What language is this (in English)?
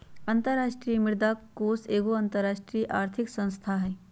Magahi